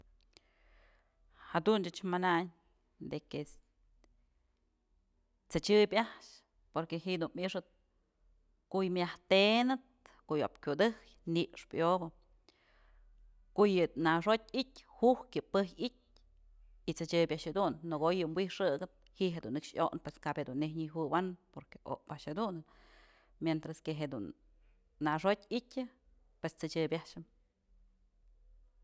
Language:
Mazatlán Mixe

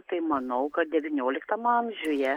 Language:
Lithuanian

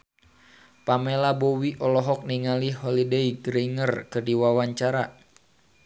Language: Sundanese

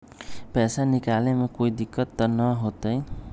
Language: Magahi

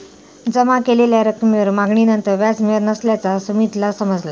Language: Marathi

